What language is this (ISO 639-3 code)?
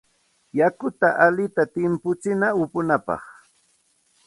qxt